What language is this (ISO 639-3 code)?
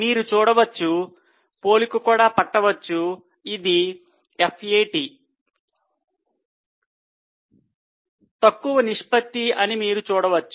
tel